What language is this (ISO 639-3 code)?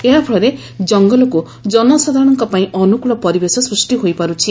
ori